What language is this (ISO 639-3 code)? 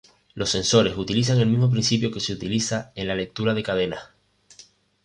spa